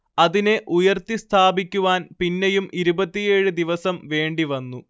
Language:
Malayalam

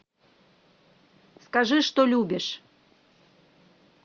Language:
Russian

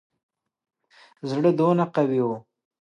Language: Pashto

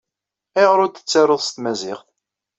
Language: Kabyle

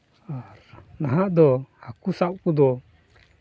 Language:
Santali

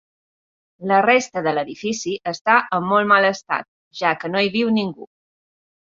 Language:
Catalan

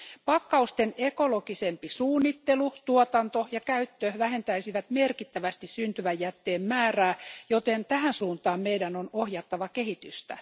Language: Finnish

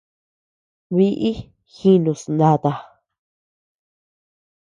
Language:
Tepeuxila Cuicatec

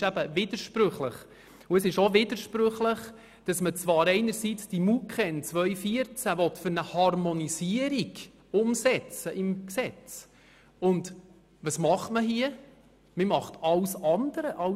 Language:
Swiss German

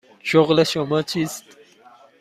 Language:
Persian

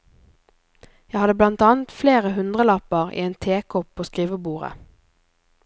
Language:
Norwegian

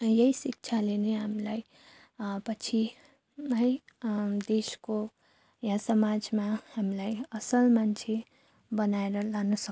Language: Nepali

